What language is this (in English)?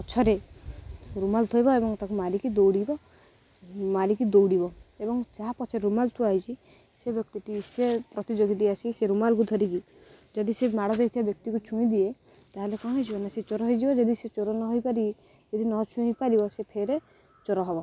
Odia